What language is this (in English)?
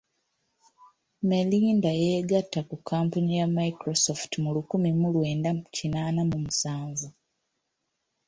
Ganda